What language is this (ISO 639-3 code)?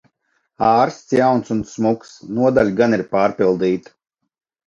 lav